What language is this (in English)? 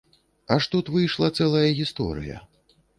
Belarusian